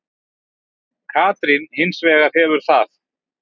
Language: Icelandic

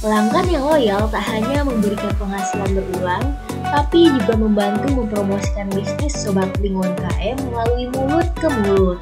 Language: Indonesian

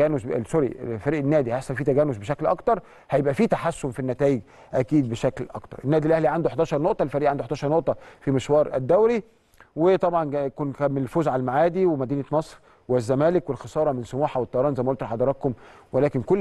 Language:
Arabic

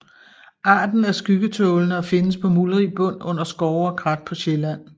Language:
Danish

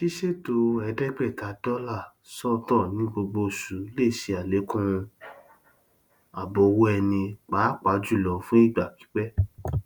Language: Yoruba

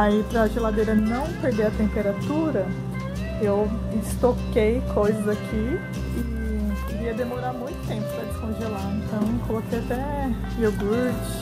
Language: Portuguese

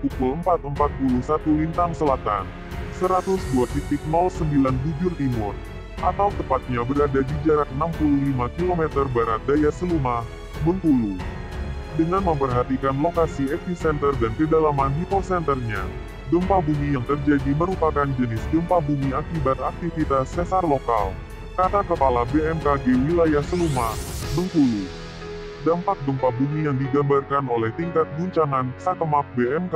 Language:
Indonesian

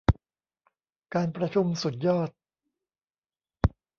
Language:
Thai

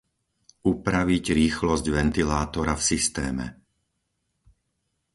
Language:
Slovak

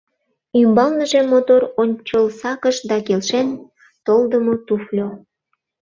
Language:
Mari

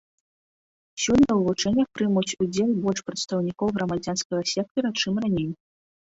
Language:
Belarusian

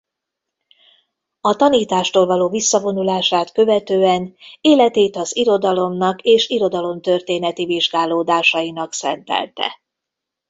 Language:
Hungarian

